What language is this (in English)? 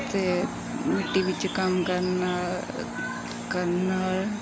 Punjabi